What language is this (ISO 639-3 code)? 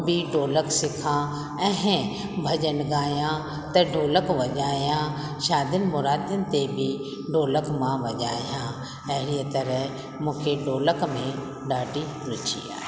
snd